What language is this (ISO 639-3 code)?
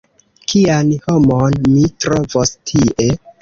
epo